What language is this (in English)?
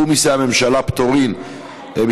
Hebrew